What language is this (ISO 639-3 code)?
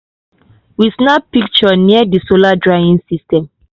pcm